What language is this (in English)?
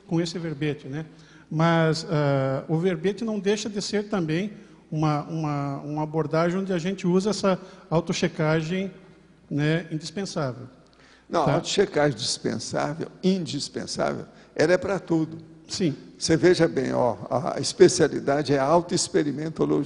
Portuguese